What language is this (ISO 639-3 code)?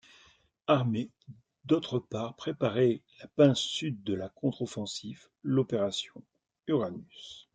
fra